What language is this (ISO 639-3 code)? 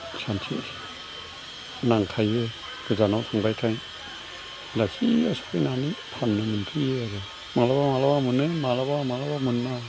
brx